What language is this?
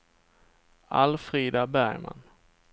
Swedish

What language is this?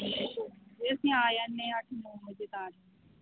Punjabi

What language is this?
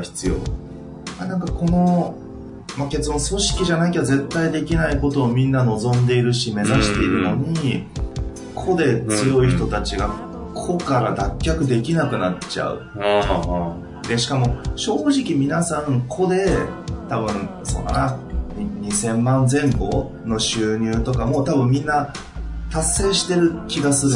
Japanese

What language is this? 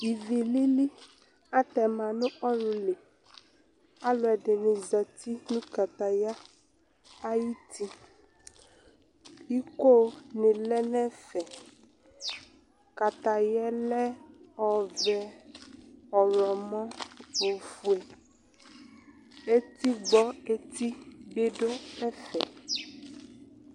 Ikposo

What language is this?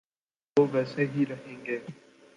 Urdu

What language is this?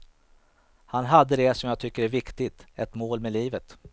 Swedish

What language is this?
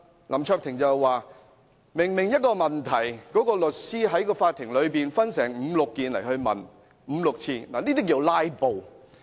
Cantonese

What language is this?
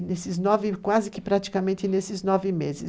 Portuguese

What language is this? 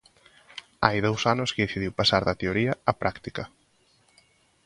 Galician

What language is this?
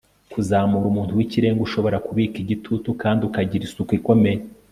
Kinyarwanda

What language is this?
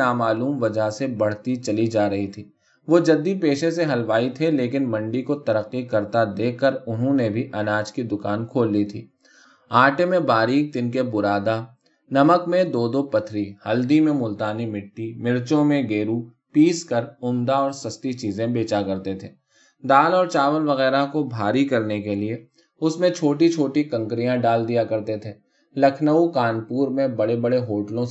Urdu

